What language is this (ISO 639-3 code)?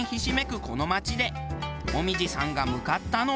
jpn